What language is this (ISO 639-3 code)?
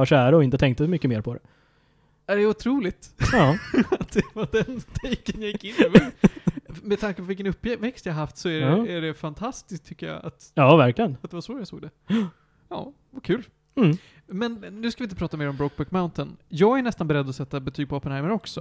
swe